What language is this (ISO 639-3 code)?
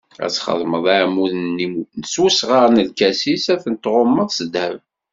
kab